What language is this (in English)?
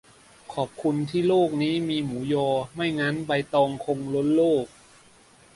Thai